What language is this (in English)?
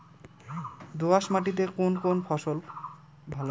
Bangla